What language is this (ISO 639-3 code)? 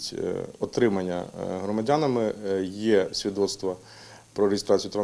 ukr